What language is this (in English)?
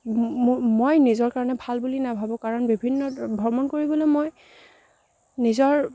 Assamese